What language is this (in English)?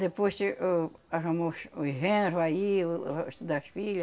Portuguese